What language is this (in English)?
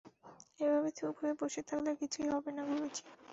Bangla